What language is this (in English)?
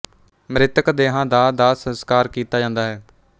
Punjabi